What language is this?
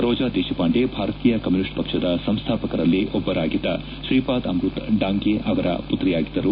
Kannada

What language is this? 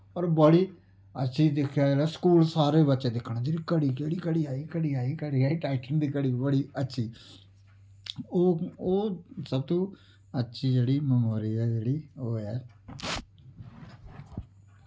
Dogri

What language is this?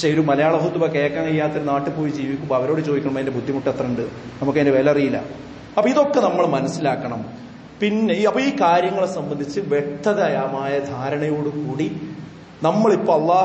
Arabic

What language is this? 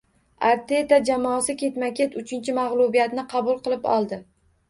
Uzbek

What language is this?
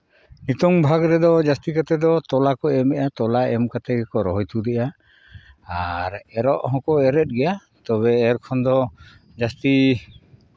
Santali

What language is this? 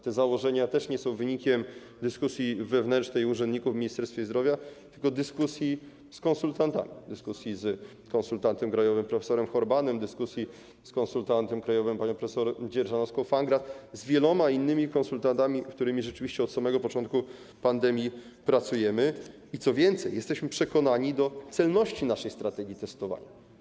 Polish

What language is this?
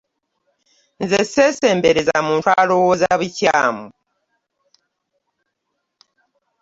Ganda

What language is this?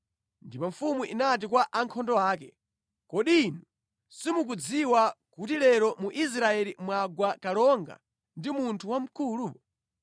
Nyanja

